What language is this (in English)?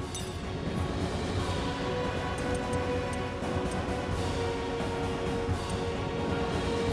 Japanese